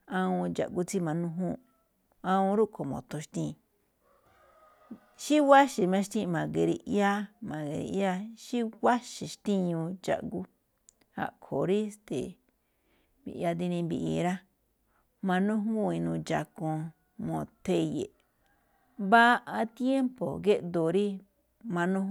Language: Malinaltepec Me'phaa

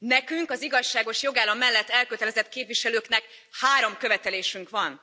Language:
Hungarian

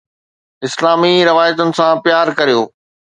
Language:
Sindhi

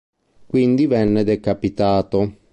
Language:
Italian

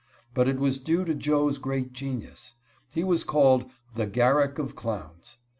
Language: English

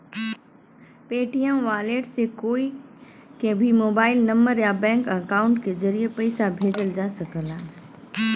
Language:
Bhojpuri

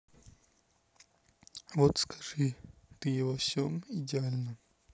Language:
Russian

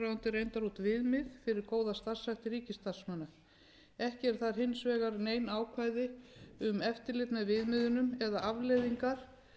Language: Icelandic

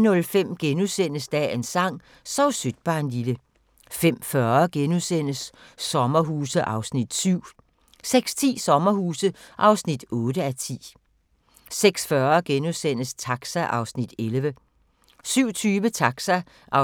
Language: Danish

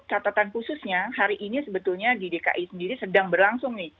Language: Indonesian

